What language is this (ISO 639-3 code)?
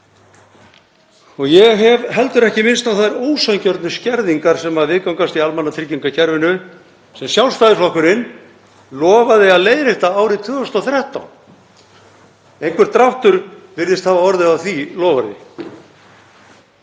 isl